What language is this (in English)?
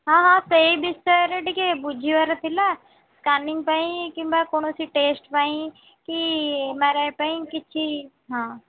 Odia